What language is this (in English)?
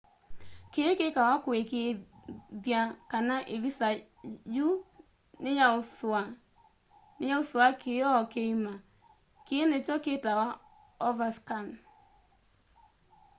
Kamba